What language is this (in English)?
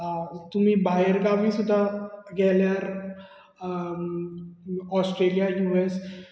Konkani